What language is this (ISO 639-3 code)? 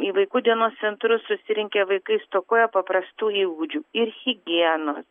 lit